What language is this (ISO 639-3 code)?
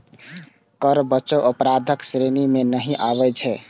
mai